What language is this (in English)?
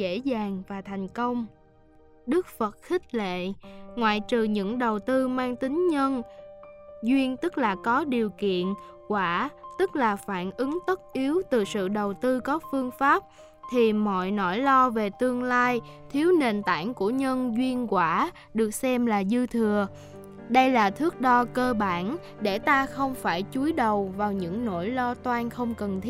Vietnamese